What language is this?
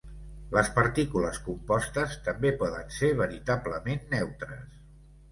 Catalan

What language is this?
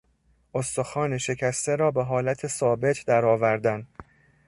Persian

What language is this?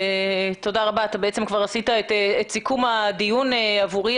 Hebrew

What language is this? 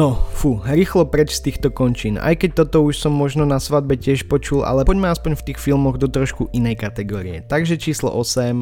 Slovak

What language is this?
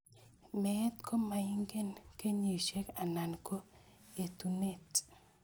Kalenjin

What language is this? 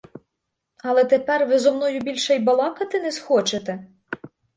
Ukrainian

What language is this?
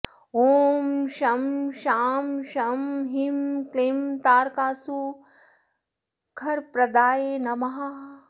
Sanskrit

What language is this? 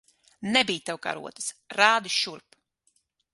Latvian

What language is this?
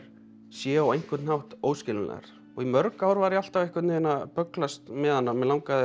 Icelandic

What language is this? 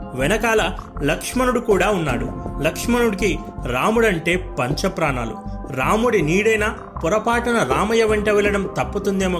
Telugu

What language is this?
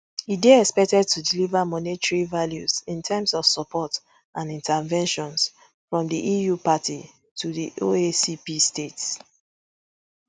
Nigerian Pidgin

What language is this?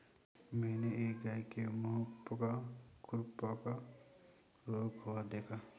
Hindi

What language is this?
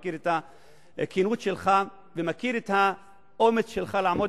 Hebrew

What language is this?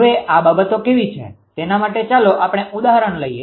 Gujarati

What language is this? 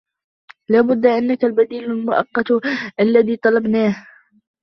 Arabic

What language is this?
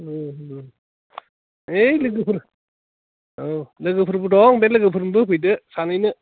Bodo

